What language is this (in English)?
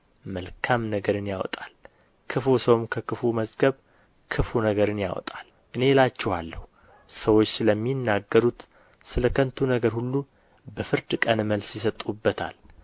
Amharic